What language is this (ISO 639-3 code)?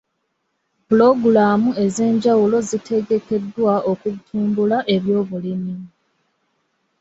lug